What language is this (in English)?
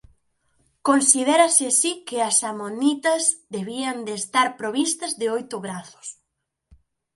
Galician